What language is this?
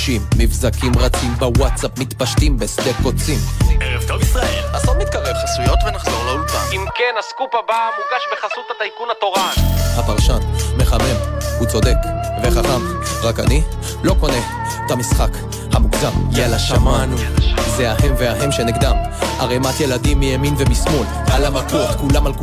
Hebrew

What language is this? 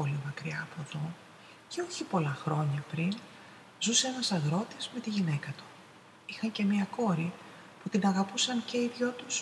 Greek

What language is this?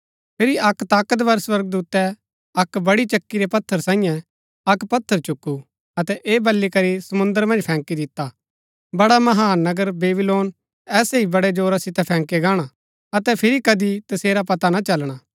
Gaddi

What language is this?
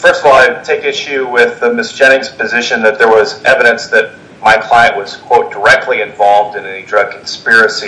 English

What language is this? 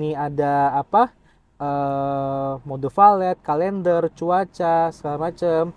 Indonesian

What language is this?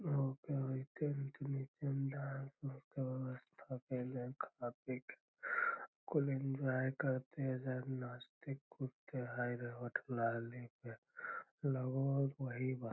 Magahi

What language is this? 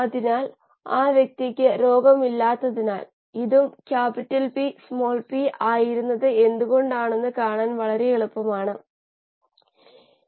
Malayalam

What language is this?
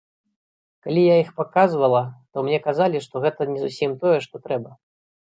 Belarusian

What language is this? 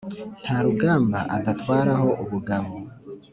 Kinyarwanda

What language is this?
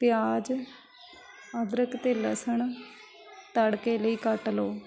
Punjabi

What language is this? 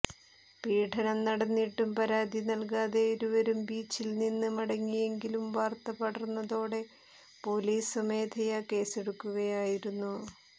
Malayalam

